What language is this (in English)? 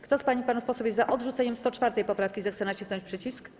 Polish